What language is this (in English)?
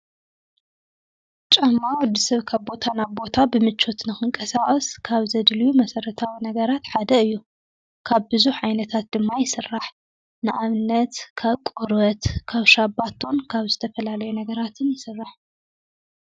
Tigrinya